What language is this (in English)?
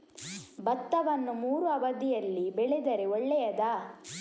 Kannada